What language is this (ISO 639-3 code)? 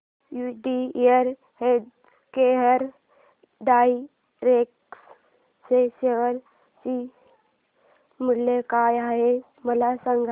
mar